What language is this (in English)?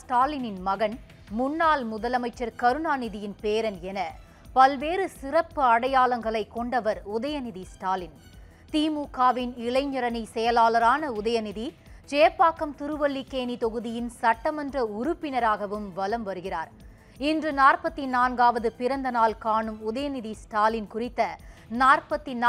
Tamil